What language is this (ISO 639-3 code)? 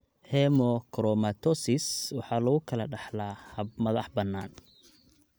som